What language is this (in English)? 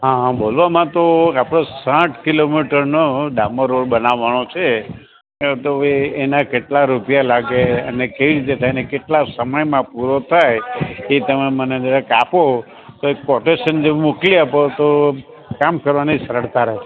Gujarati